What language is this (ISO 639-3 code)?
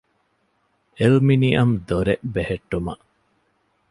div